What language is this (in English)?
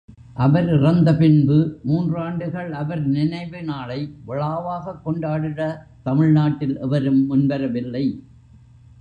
Tamil